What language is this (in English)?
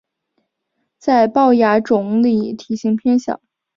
Chinese